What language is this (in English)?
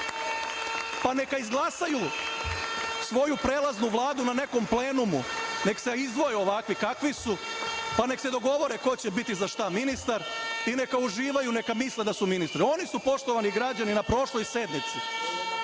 Serbian